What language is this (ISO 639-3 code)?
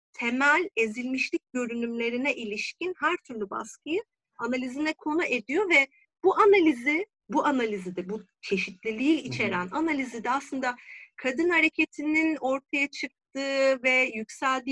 tur